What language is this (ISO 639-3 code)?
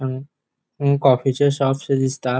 kok